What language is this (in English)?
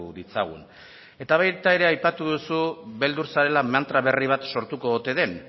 Basque